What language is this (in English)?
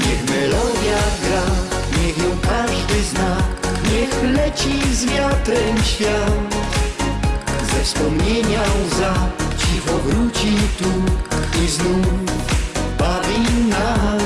Polish